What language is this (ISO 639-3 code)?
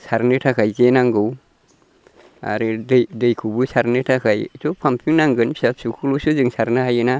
brx